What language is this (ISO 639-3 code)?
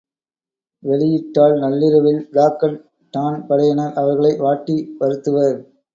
tam